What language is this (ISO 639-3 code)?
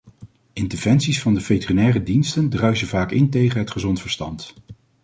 nld